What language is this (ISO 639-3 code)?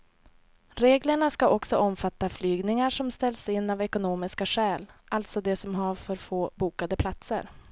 swe